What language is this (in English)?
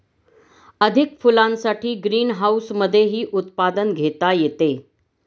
Marathi